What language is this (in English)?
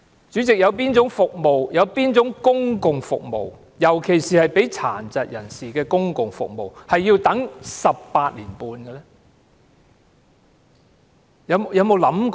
Cantonese